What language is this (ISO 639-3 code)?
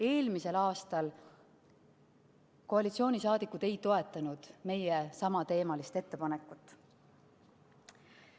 est